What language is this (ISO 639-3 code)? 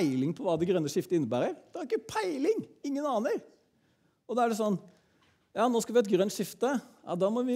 nor